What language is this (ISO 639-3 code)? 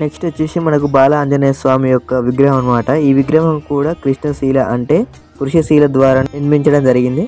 tel